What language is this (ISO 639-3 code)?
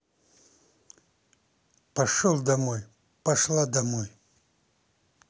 rus